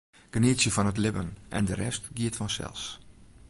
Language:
Western Frisian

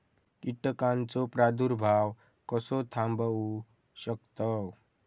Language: Marathi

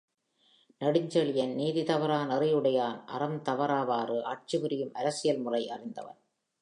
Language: Tamil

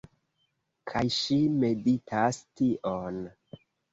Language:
Esperanto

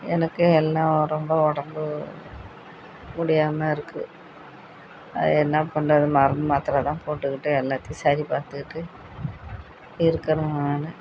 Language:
Tamil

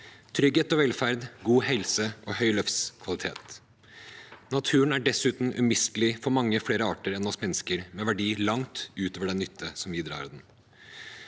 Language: Norwegian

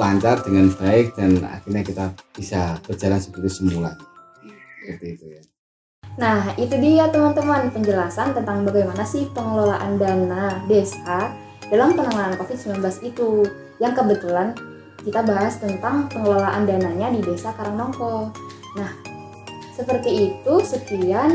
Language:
Indonesian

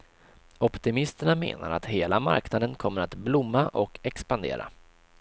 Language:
Swedish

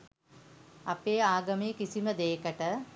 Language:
Sinhala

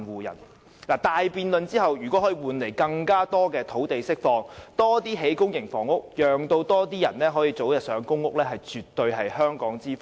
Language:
Cantonese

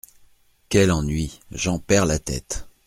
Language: French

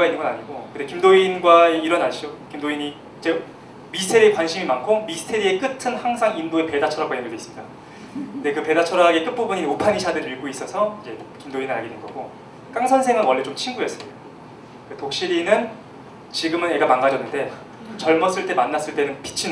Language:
Korean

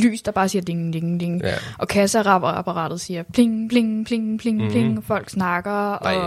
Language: Danish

